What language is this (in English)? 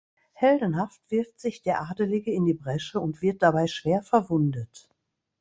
German